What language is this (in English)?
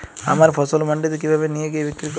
Bangla